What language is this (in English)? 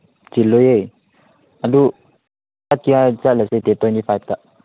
Manipuri